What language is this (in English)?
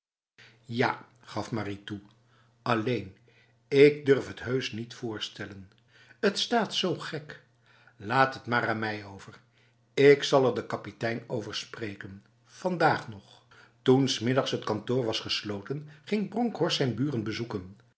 Dutch